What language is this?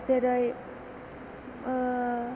Bodo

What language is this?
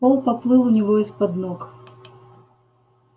Russian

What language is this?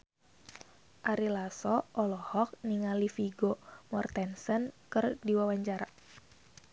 Sundanese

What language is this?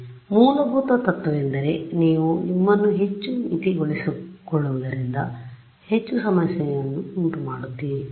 Kannada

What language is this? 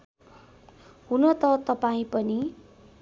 Nepali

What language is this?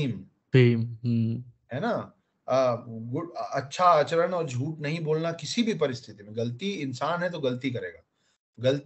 Hindi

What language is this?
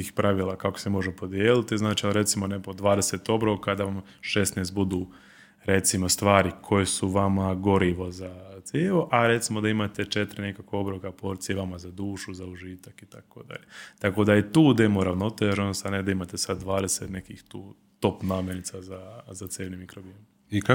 Croatian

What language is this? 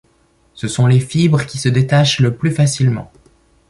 French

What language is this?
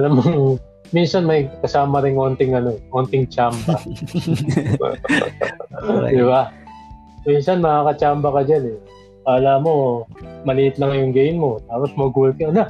Filipino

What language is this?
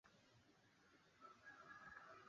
Swahili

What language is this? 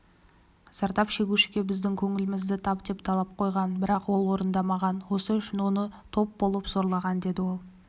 Kazakh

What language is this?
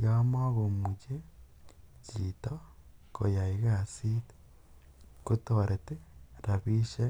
Kalenjin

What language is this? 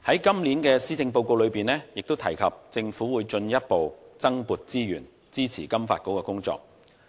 Cantonese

